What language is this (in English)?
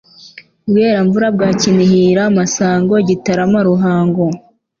Kinyarwanda